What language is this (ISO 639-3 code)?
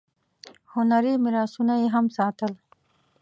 pus